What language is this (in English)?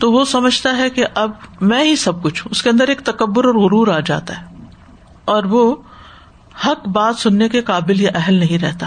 Urdu